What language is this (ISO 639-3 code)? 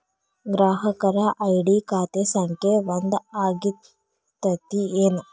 kan